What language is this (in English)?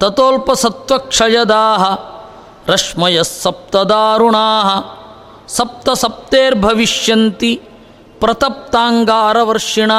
Kannada